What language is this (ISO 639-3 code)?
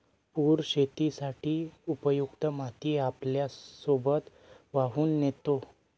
mar